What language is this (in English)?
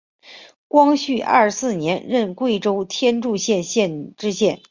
Chinese